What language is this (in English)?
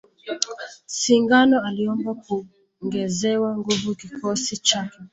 Swahili